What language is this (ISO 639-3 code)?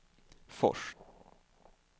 swe